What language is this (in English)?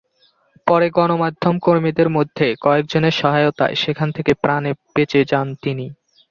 Bangla